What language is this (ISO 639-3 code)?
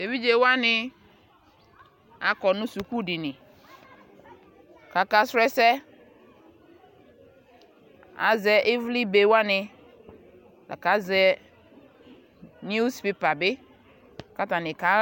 kpo